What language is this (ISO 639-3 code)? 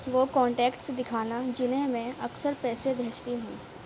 urd